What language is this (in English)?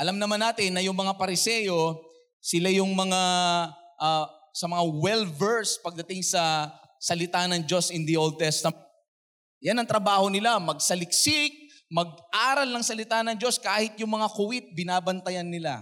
Filipino